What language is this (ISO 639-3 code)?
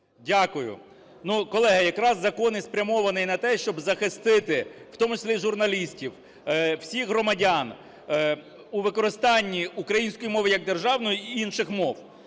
ukr